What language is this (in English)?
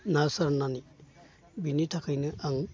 Bodo